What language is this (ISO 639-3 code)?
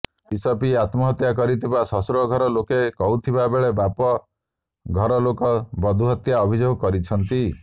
ori